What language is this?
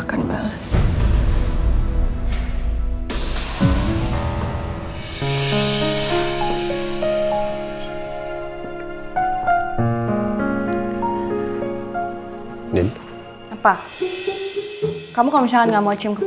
Indonesian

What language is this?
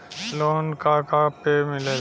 Bhojpuri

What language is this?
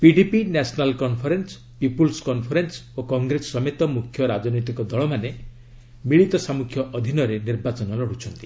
Odia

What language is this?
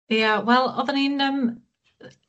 Welsh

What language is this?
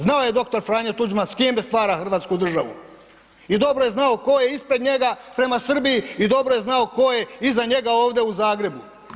Croatian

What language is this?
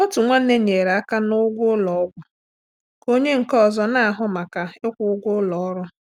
Igbo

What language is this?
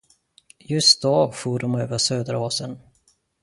Swedish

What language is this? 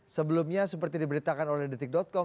Indonesian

